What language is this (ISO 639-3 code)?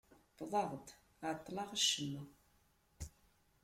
kab